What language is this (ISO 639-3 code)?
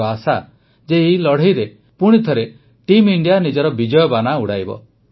ori